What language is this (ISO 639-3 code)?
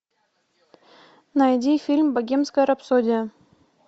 rus